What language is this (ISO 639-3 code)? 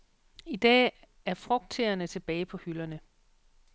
dan